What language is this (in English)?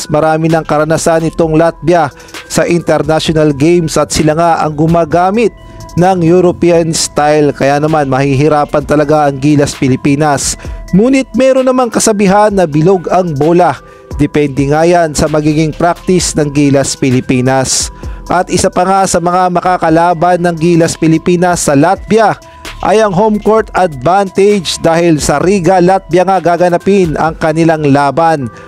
Filipino